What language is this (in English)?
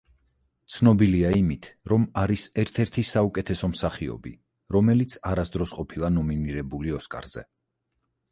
Georgian